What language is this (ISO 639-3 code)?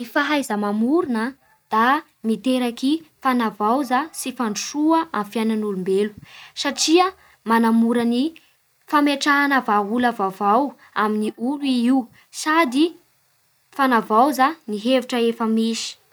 bhr